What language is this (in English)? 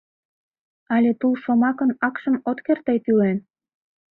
Mari